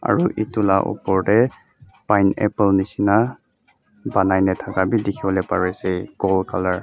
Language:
Naga Pidgin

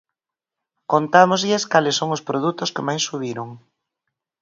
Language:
Galician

